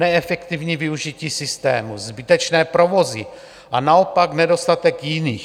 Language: Czech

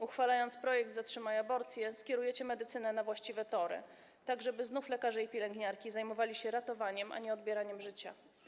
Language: Polish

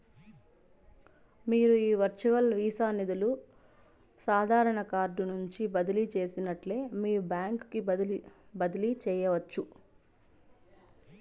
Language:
Telugu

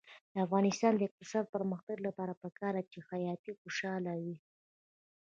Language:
Pashto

